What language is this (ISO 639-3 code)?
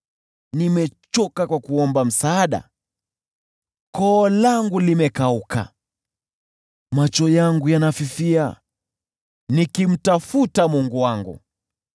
swa